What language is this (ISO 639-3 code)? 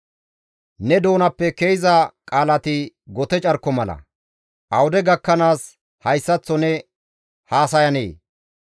gmv